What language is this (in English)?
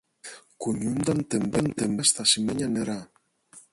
Greek